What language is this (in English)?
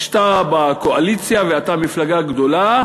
Hebrew